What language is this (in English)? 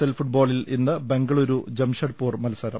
Malayalam